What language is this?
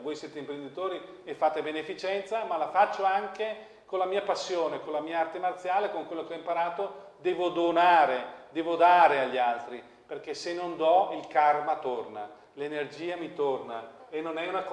Italian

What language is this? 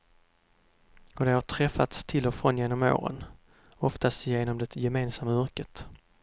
Swedish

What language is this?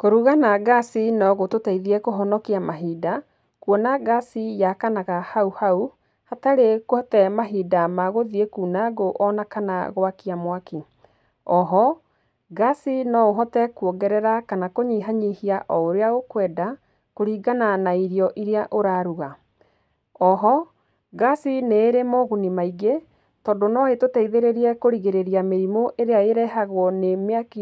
Kikuyu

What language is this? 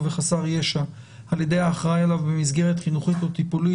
Hebrew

